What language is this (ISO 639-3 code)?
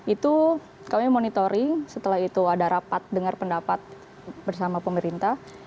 ind